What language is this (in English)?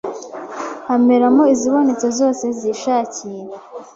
Kinyarwanda